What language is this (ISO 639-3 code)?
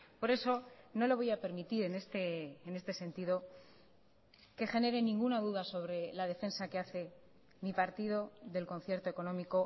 spa